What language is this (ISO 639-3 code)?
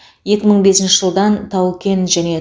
kaz